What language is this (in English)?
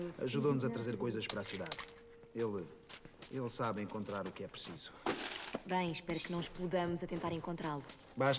Portuguese